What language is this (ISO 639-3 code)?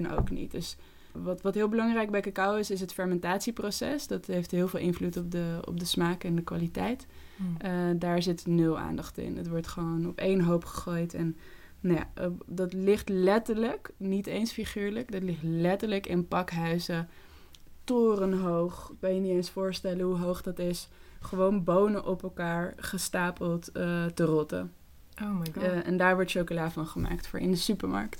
nld